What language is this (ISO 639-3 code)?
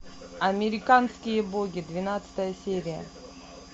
rus